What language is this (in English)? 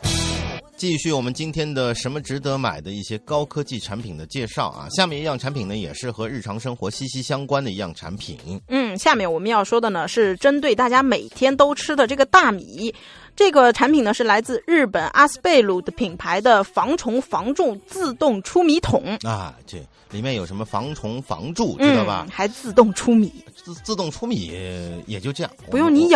Chinese